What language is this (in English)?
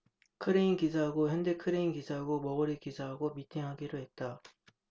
Korean